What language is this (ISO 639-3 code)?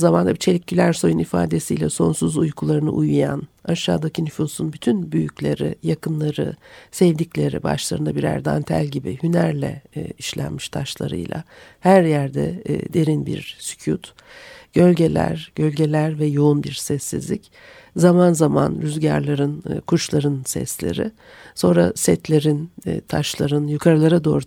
tur